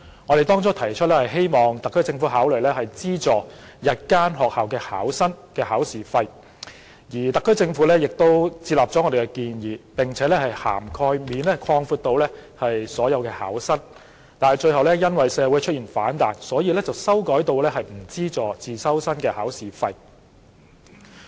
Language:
Cantonese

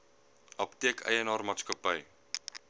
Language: Afrikaans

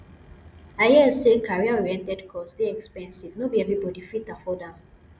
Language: Nigerian Pidgin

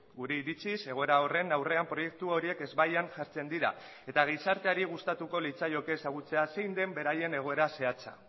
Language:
Basque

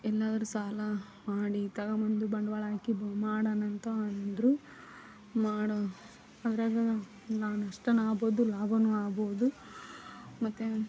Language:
Kannada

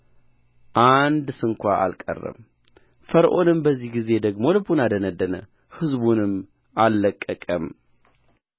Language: Amharic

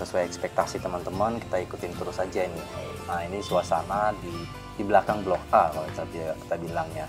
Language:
Indonesian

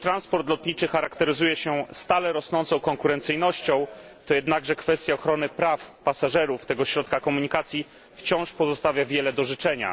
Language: Polish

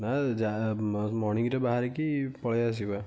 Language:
Odia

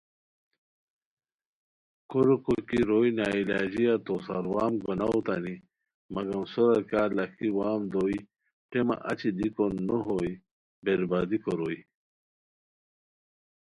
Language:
Khowar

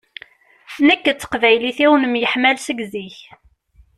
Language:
Kabyle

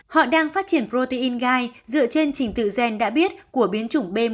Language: Vietnamese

